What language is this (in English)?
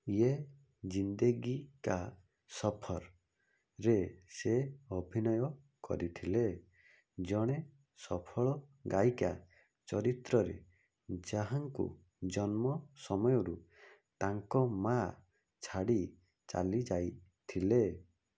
Odia